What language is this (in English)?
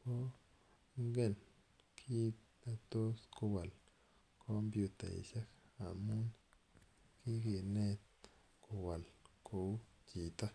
Kalenjin